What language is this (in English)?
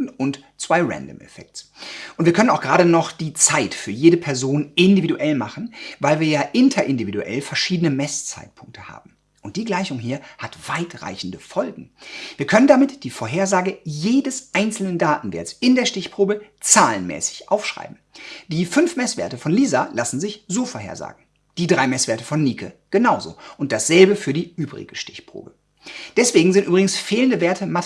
German